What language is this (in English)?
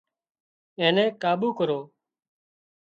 Wadiyara Koli